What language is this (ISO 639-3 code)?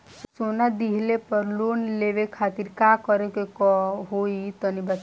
bho